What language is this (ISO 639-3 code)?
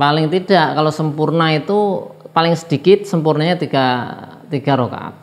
ind